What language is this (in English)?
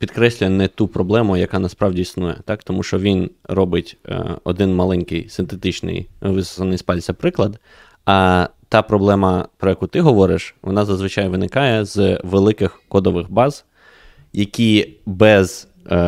Ukrainian